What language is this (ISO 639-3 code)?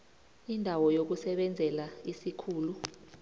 nbl